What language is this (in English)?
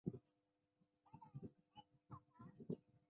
Chinese